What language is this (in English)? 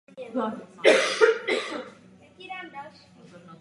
Czech